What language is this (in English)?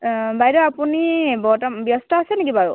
Assamese